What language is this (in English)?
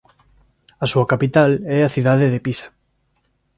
Galician